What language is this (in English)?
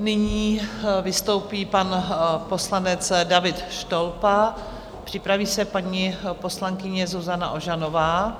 Czech